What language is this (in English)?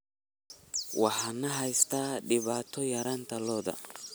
Somali